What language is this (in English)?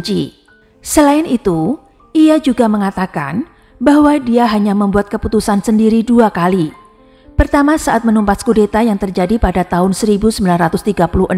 Indonesian